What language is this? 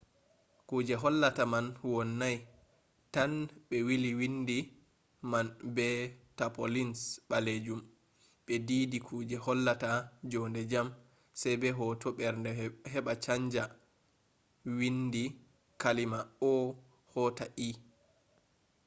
Fula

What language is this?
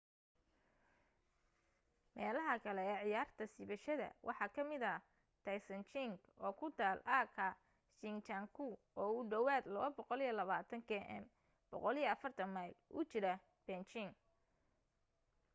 Somali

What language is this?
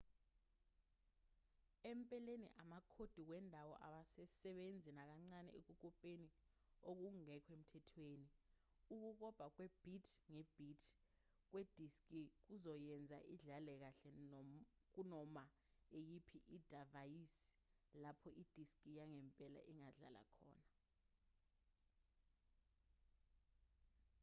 Zulu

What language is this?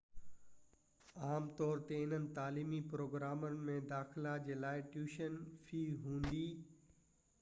Sindhi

